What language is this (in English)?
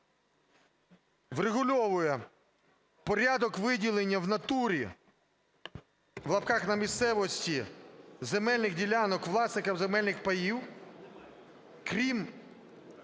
Ukrainian